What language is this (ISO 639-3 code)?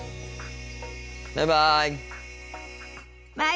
jpn